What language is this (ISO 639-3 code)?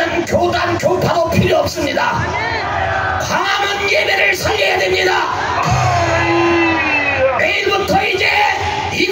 kor